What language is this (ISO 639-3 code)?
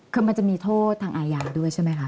tha